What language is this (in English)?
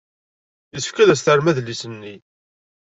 Kabyle